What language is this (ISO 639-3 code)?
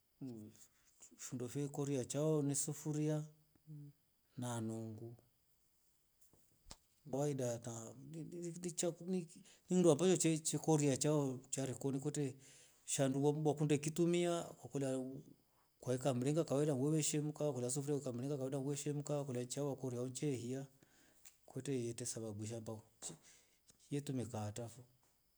rof